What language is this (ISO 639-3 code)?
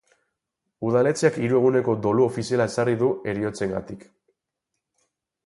eus